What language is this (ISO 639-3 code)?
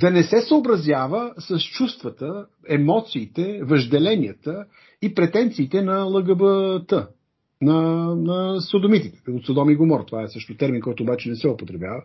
bul